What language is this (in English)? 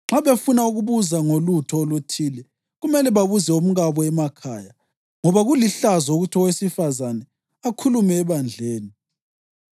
North Ndebele